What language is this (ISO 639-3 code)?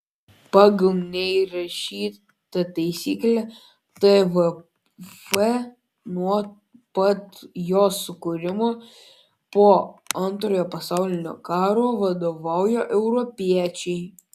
lit